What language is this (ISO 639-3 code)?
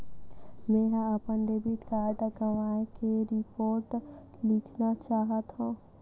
hne